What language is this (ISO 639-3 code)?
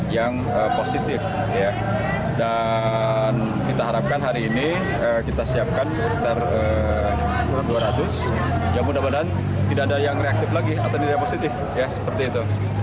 ind